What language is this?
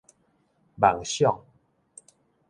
Min Nan Chinese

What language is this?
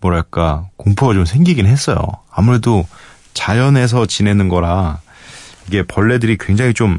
Korean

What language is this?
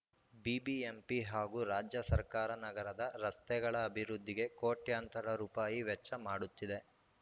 Kannada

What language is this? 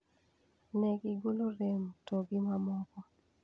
Luo (Kenya and Tanzania)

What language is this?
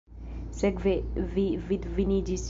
Esperanto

